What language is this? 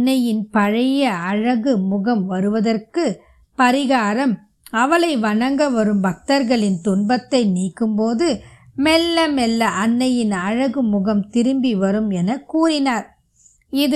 Tamil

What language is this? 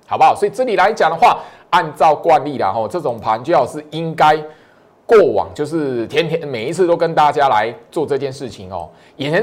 Chinese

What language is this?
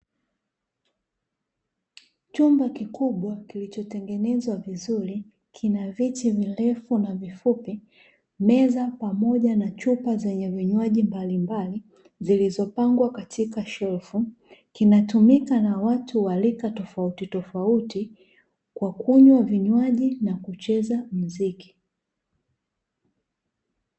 Swahili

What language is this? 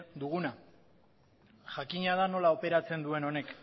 Basque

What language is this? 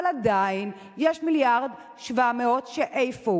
Hebrew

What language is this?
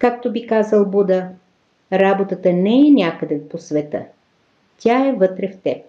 Bulgarian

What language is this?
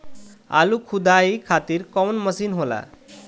Bhojpuri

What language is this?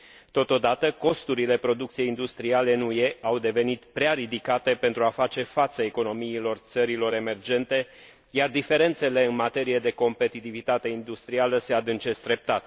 Romanian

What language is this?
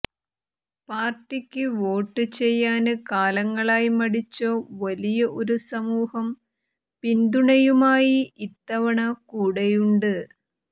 Malayalam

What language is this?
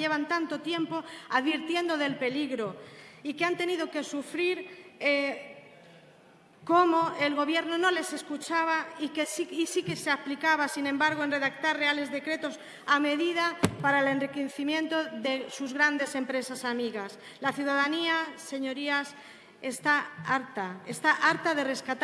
Spanish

